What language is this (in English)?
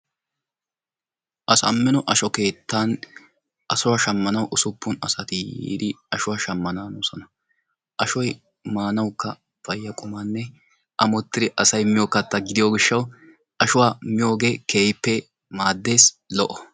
Wolaytta